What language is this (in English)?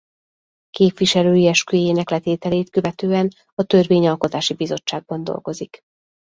Hungarian